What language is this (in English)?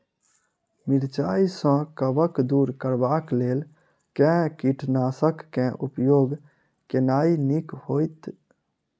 Maithili